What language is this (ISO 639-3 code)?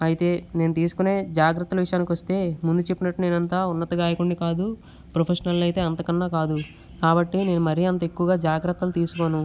tel